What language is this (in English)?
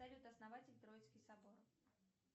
Russian